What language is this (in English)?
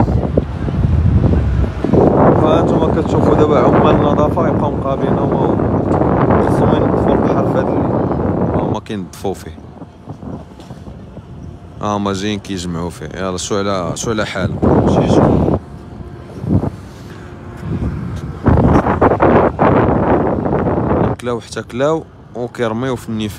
Arabic